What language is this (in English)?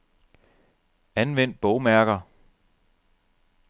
Danish